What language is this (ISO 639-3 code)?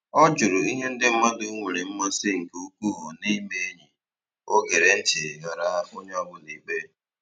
ibo